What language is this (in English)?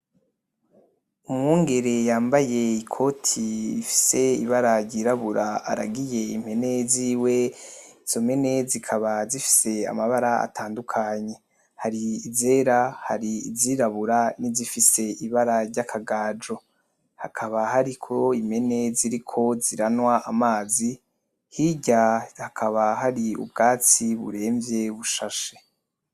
Rundi